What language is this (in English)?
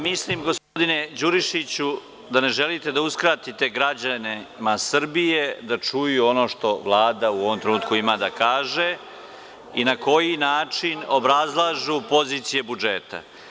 Serbian